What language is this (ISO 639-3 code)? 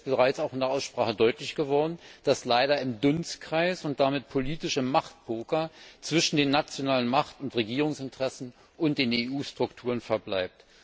deu